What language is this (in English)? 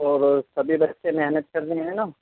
Urdu